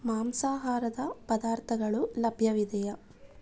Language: Kannada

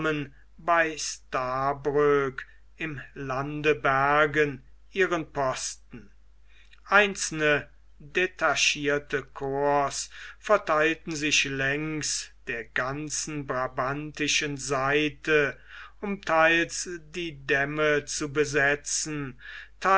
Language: German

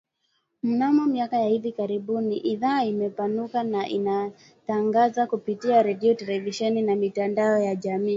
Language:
Swahili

